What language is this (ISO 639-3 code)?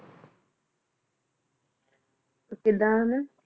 pan